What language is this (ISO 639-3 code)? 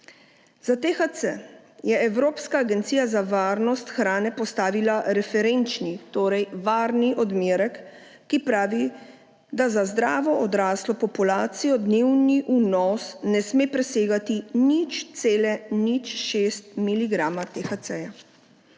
slv